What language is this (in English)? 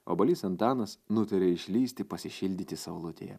Lithuanian